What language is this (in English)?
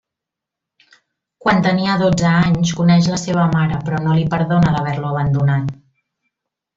Catalan